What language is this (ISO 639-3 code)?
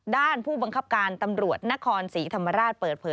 tha